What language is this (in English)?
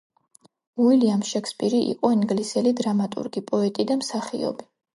Georgian